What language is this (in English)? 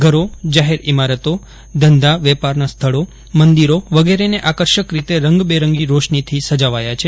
Gujarati